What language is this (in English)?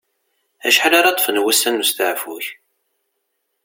Kabyle